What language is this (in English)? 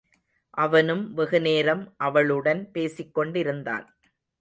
Tamil